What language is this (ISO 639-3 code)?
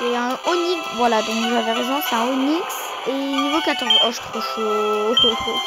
fra